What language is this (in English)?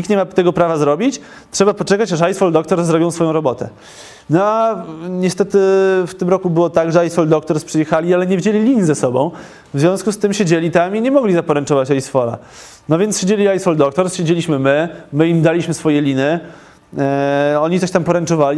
Polish